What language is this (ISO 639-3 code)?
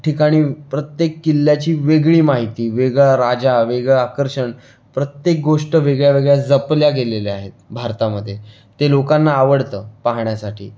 mar